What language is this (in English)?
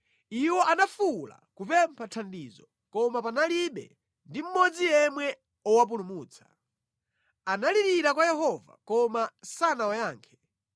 Nyanja